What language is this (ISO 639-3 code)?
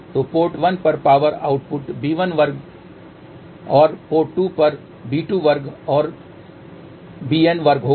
hin